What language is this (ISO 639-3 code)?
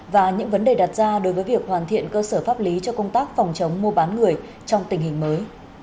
vie